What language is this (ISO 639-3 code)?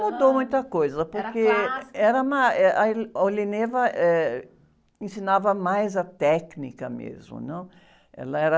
por